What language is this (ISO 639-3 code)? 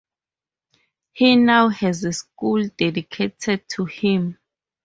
eng